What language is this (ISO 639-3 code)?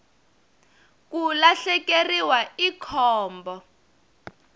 tso